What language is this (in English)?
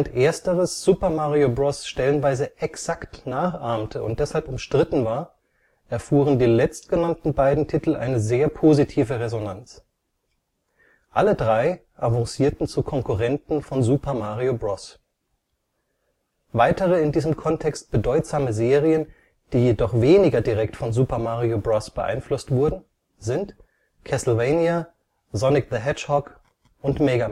German